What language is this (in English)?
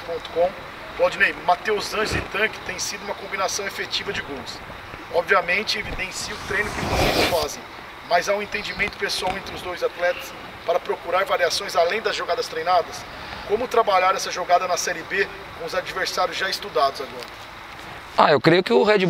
Portuguese